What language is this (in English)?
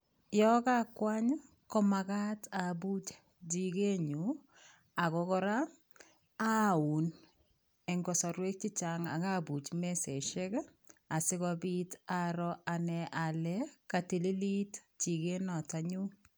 Kalenjin